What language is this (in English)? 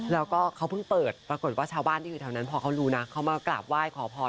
Thai